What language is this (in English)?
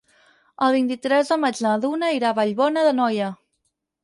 Catalan